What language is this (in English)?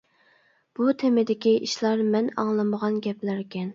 Uyghur